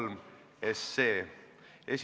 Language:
Estonian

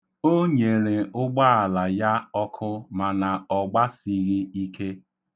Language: Igbo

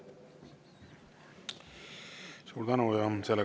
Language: Estonian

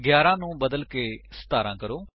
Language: Punjabi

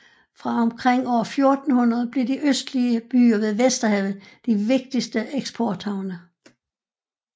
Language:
Danish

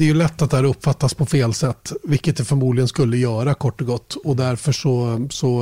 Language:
Swedish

